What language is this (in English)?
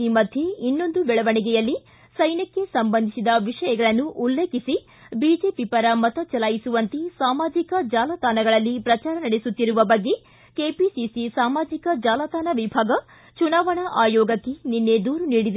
Kannada